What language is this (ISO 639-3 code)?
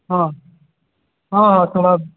ori